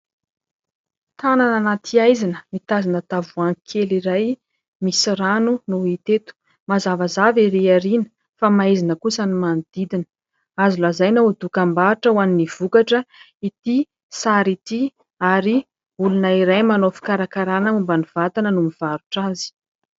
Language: Malagasy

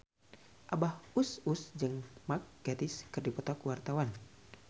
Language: Sundanese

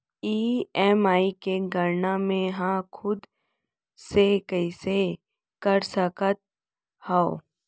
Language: Chhattisgarhi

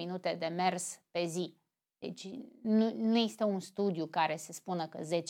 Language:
Romanian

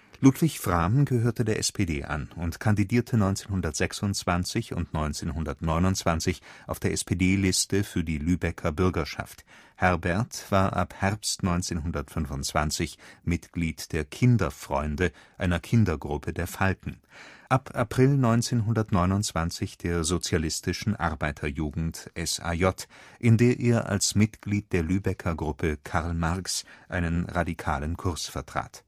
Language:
German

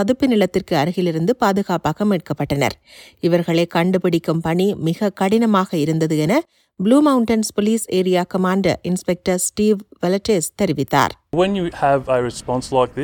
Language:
Tamil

